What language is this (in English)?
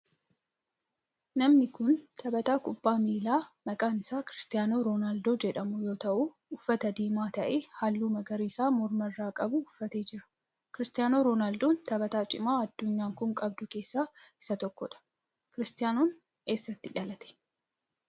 Oromo